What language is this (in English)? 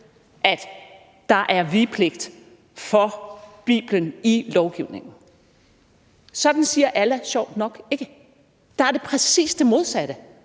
Danish